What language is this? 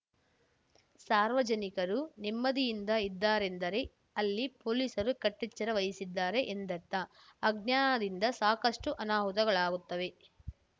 Kannada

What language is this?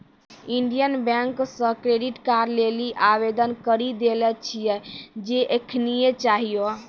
Maithili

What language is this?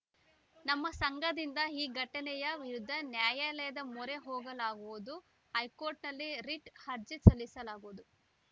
Kannada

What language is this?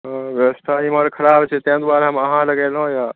Maithili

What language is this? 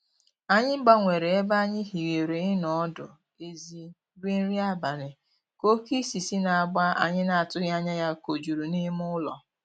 Igbo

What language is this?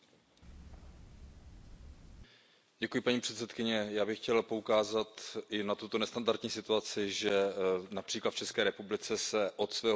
Czech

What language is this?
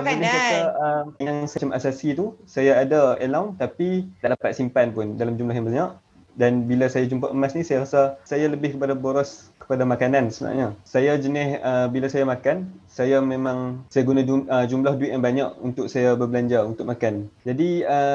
Malay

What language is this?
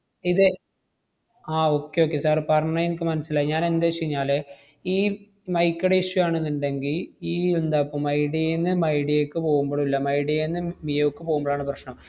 Malayalam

